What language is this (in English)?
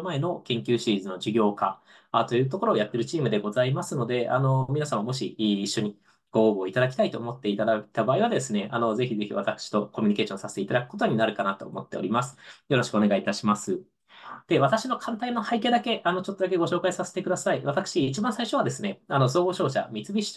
Japanese